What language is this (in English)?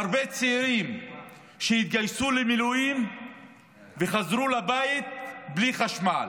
Hebrew